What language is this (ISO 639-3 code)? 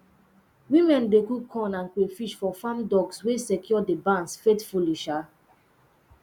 pcm